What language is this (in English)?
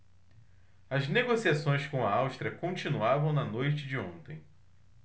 Portuguese